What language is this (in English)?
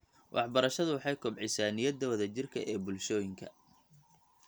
Somali